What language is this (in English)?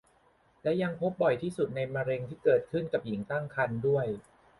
Thai